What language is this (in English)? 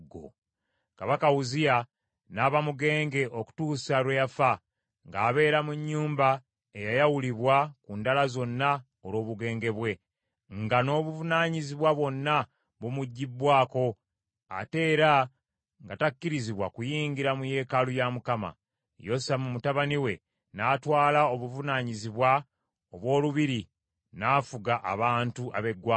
Ganda